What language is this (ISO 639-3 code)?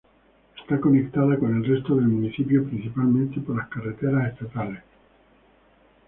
spa